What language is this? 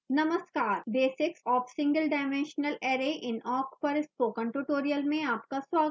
Hindi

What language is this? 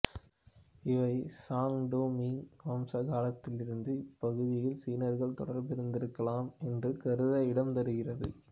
Tamil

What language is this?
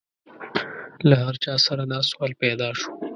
Pashto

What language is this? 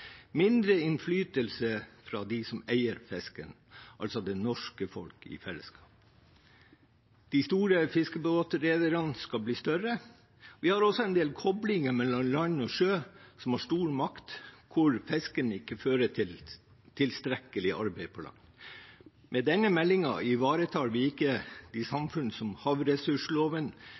Norwegian Bokmål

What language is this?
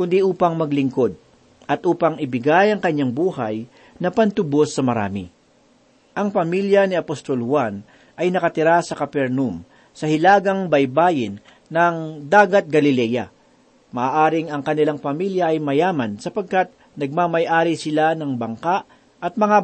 Filipino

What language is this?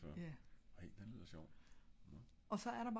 Danish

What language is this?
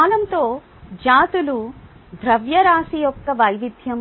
Telugu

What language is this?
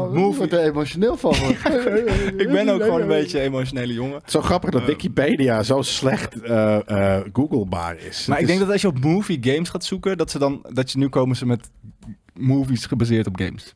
Dutch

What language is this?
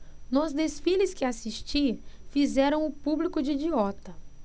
Portuguese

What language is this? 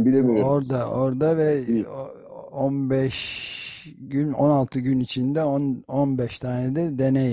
Turkish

